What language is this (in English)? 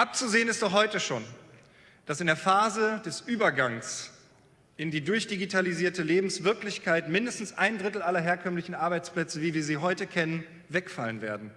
German